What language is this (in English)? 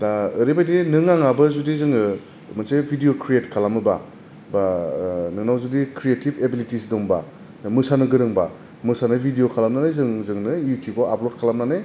Bodo